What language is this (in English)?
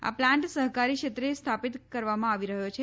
Gujarati